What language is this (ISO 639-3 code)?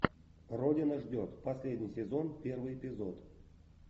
rus